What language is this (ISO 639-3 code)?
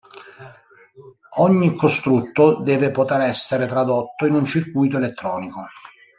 ita